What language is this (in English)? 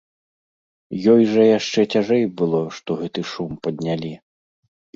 Belarusian